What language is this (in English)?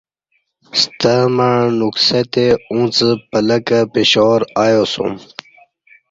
Kati